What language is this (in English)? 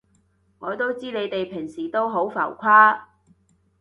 Cantonese